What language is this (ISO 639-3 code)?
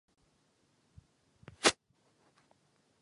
ces